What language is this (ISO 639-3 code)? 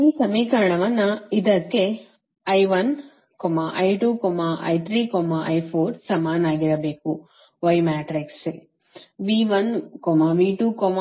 kan